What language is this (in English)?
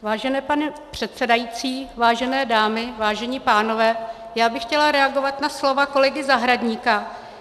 Czech